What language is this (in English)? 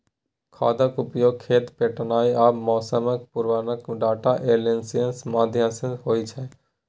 Maithili